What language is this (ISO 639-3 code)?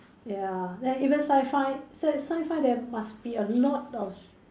eng